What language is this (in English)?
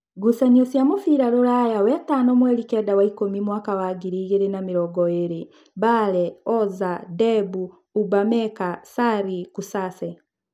Kikuyu